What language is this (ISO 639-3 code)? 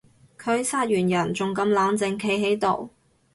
yue